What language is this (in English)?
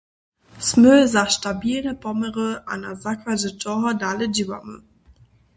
Upper Sorbian